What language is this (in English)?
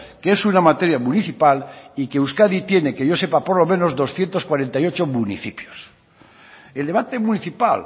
Spanish